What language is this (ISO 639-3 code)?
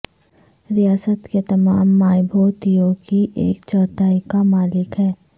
urd